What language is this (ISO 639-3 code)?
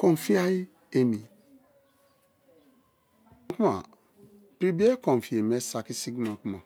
ijn